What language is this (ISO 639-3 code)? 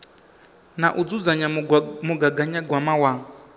ven